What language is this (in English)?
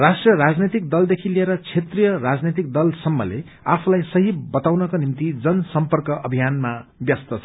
Nepali